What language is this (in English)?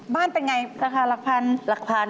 Thai